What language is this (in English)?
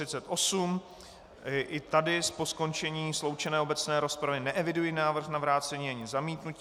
Czech